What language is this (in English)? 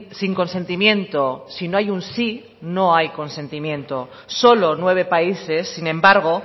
Spanish